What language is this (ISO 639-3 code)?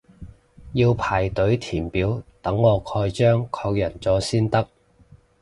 yue